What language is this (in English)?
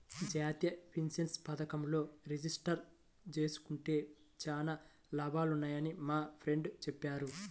Telugu